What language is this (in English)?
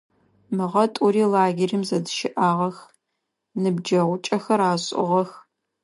Adyghe